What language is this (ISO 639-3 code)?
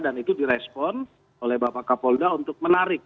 ind